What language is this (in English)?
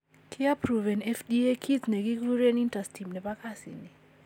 Kalenjin